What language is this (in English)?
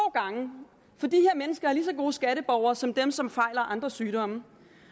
Danish